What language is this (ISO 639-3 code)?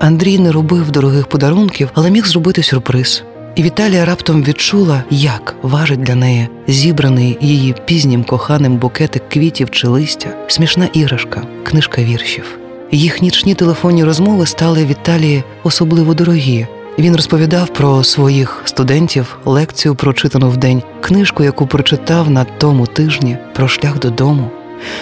ukr